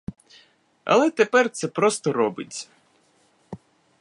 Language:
Ukrainian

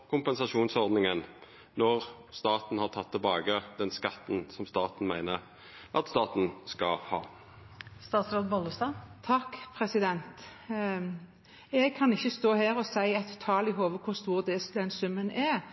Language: Norwegian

